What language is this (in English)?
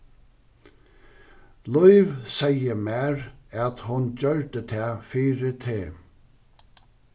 Faroese